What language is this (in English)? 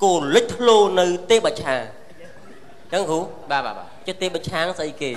Vietnamese